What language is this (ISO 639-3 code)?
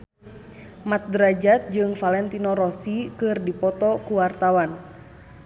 sun